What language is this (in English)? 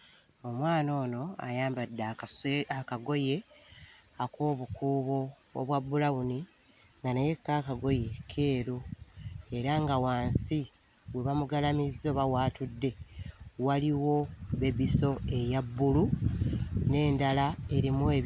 Ganda